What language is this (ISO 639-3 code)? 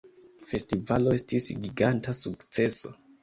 epo